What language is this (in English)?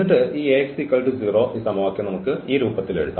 Malayalam